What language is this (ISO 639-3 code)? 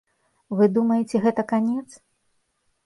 bel